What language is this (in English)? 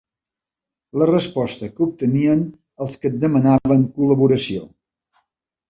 Catalan